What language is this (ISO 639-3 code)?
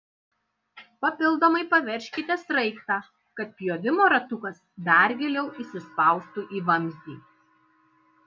lit